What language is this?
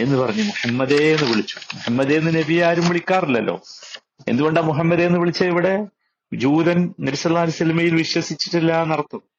Malayalam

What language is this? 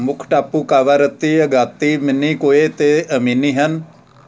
Punjabi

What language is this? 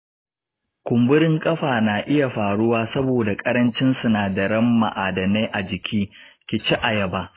Hausa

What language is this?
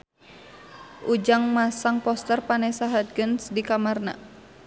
Sundanese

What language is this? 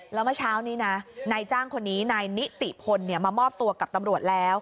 Thai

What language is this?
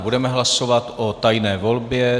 Czech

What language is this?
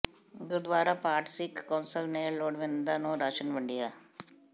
Punjabi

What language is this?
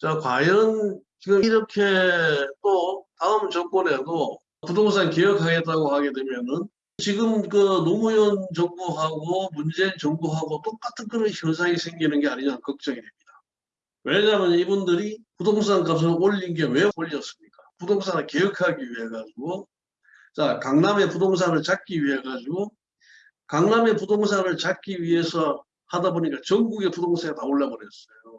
Korean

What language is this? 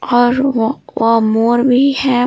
Hindi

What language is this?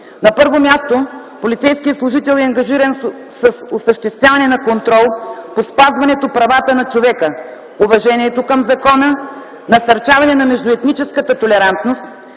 Bulgarian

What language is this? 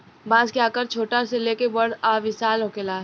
Bhojpuri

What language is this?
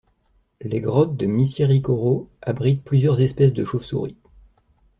French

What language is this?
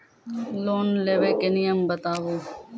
Maithili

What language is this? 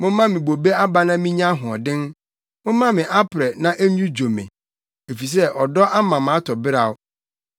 Akan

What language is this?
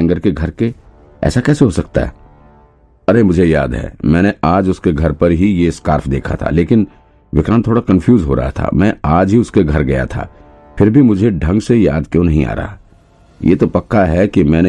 Hindi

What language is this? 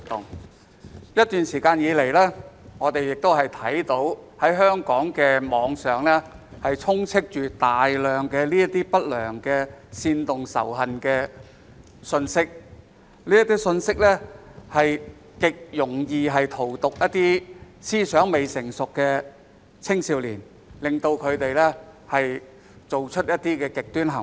Cantonese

